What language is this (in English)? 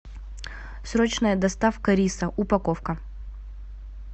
Russian